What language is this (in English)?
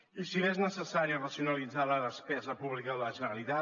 Catalan